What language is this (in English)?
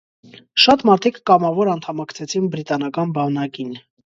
Armenian